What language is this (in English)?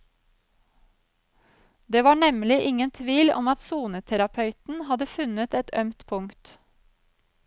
Norwegian